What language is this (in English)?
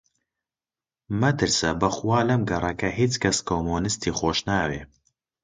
Central Kurdish